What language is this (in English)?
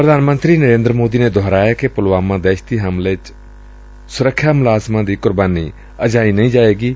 Punjabi